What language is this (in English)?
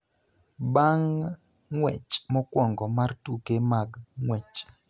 Luo (Kenya and Tanzania)